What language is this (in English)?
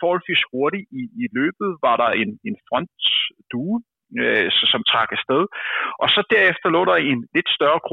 Danish